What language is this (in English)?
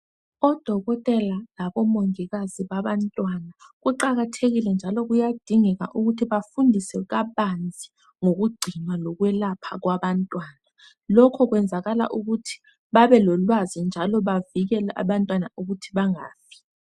North Ndebele